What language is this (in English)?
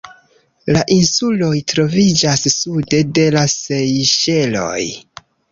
Esperanto